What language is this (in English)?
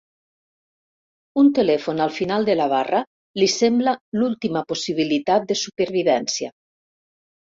Catalan